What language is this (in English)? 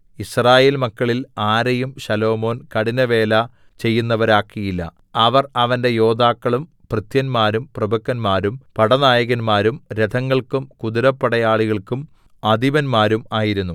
Malayalam